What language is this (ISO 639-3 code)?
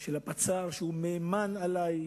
heb